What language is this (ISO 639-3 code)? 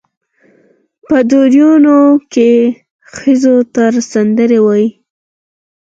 pus